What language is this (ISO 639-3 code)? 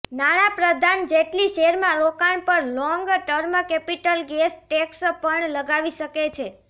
guj